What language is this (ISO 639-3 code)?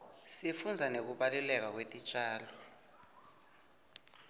ssw